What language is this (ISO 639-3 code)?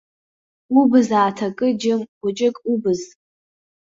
abk